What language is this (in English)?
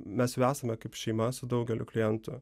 Lithuanian